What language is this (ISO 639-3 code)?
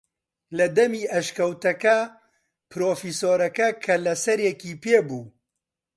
ckb